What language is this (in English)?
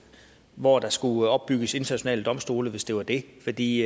Danish